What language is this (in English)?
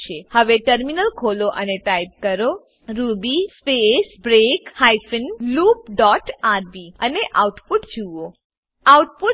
Gujarati